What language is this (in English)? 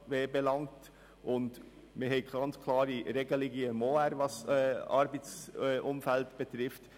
Swiss German